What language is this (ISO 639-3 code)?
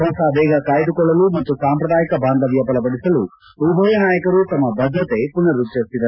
kan